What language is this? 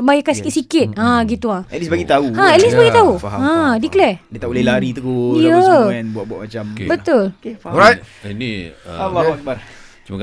Malay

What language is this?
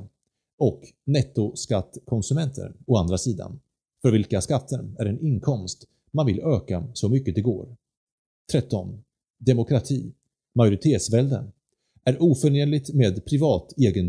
Swedish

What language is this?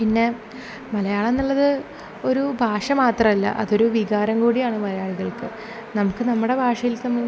Malayalam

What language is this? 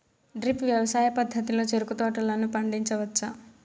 Telugu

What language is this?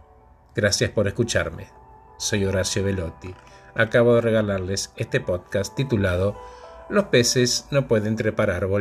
Spanish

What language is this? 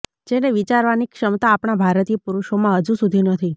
Gujarati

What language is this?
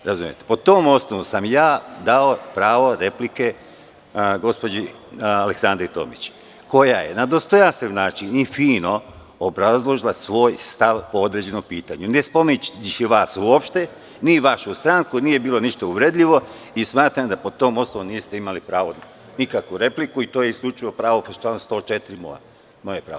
Serbian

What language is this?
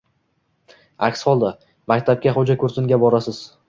Uzbek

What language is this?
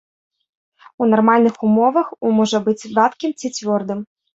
Belarusian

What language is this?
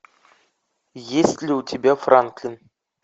Russian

